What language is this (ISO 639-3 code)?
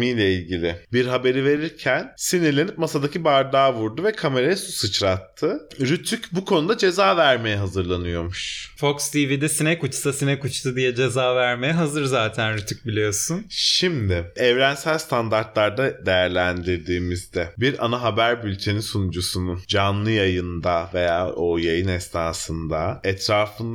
tur